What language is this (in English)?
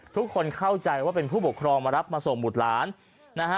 Thai